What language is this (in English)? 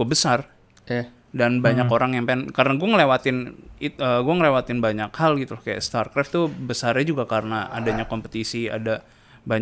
Indonesian